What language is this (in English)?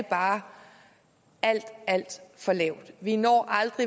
Danish